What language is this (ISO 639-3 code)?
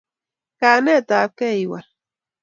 kln